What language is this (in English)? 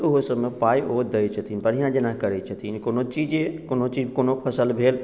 Maithili